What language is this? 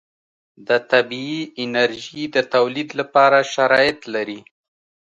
Pashto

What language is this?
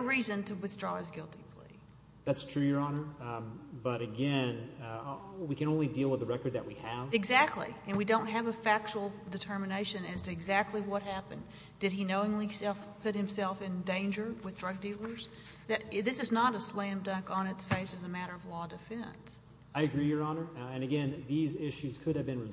English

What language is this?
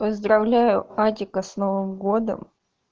Russian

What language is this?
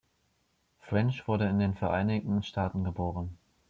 German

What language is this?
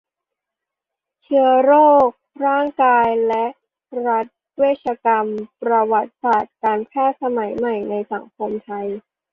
Thai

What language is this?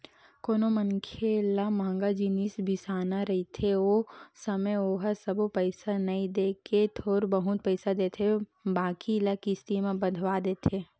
Chhattisgarhi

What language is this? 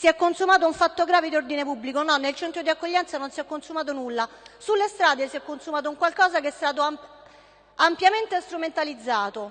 Italian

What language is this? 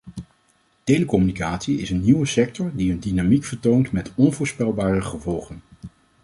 Dutch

